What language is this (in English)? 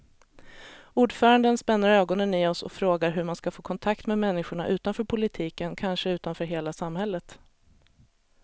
Swedish